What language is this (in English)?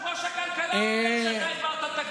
Hebrew